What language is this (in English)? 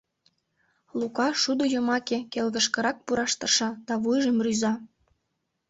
Mari